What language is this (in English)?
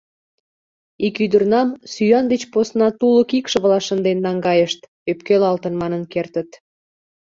Mari